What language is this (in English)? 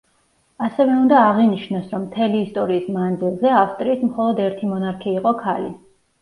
Georgian